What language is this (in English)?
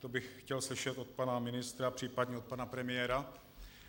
Czech